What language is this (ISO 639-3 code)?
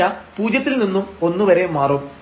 mal